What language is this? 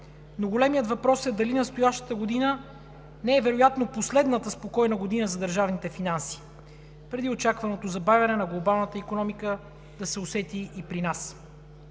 Bulgarian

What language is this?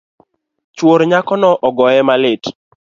Luo (Kenya and Tanzania)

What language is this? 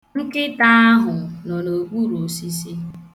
Igbo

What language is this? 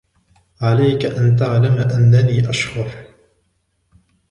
Arabic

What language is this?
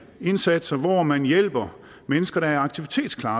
Danish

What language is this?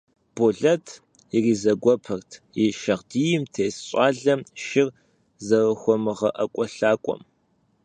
Kabardian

